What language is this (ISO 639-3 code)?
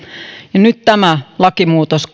fin